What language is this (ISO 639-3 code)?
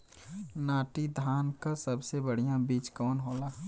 bho